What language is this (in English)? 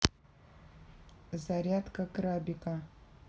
Russian